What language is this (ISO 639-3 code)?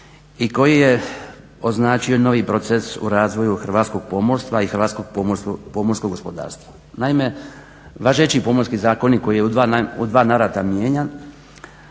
hrv